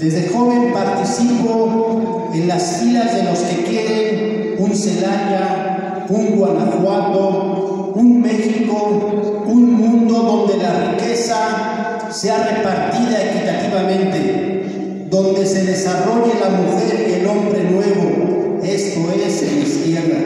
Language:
Spanish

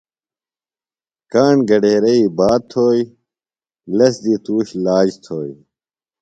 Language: Phalura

